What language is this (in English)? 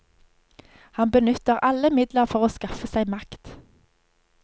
Norwegian